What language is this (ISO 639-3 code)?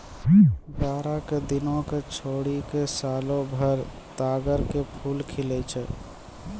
mai